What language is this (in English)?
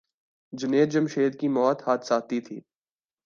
Urdu